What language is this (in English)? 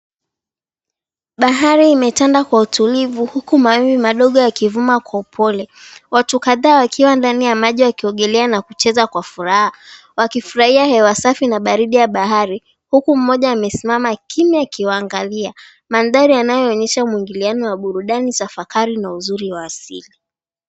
Swahili